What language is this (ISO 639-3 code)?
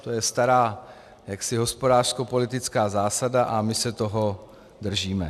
ces